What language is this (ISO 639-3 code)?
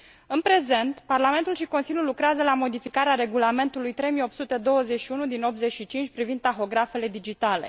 ron